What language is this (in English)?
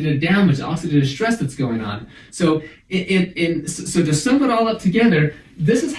German